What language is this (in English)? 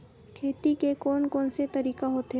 Chhattisgarhi